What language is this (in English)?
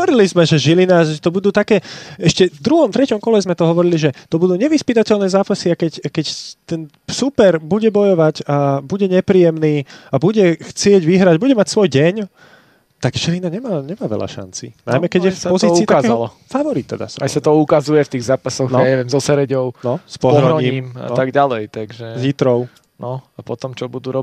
Slovak